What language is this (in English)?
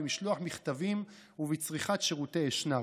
Hebrew